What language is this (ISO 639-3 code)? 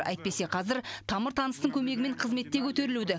kaz